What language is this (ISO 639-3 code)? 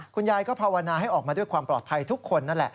tha